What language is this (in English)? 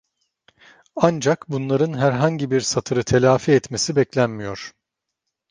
Turkish